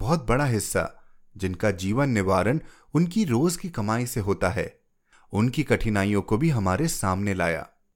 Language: Hindi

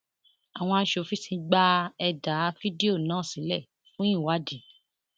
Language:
Yoruba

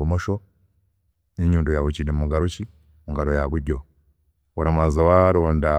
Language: Chiga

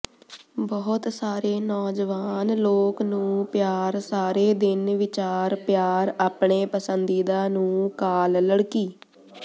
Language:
Punjabi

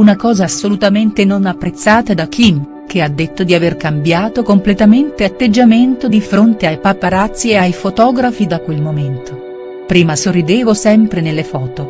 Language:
Italian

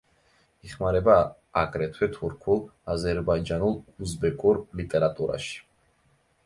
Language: Georgian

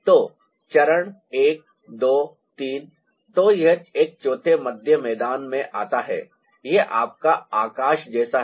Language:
Hindi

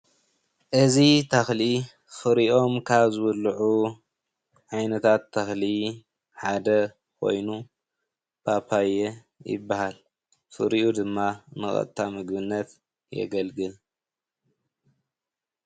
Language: Tigrinya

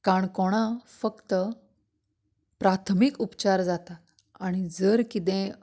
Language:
Konkani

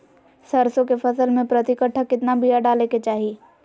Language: Magahi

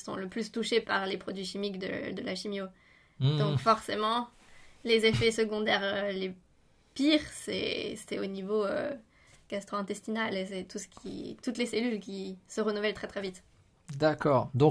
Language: French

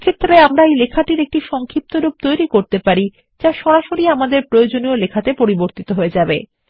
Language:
Bangla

